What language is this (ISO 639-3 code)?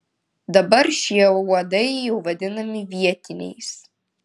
lit